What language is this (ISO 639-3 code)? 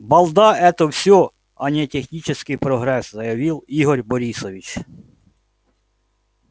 rus